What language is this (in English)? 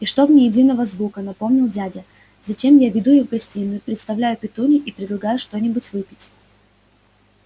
Russian